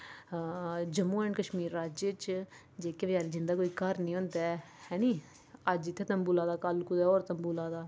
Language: Dogri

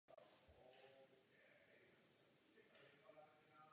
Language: Czech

